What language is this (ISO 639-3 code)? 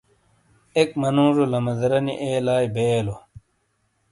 scl